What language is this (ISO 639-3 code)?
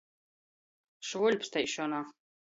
ltg